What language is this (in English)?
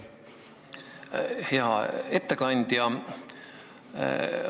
Estonian